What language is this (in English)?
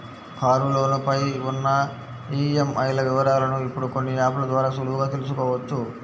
Telugu